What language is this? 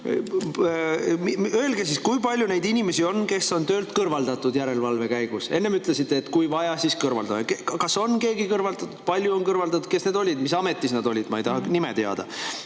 Estonian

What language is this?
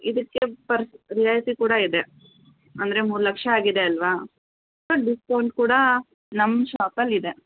Kannada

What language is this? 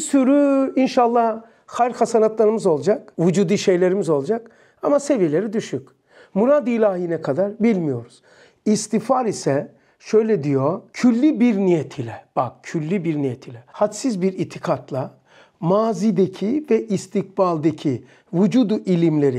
Turkish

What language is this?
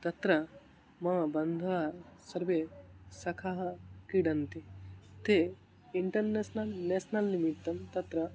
Sanskrit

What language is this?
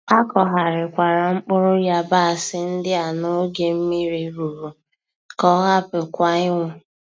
Igbo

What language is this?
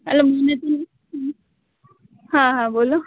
Gujarati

